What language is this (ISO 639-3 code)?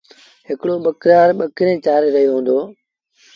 sbn